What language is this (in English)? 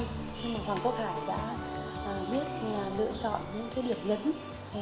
Vietnamese